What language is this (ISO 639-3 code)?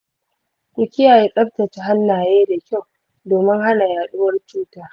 hau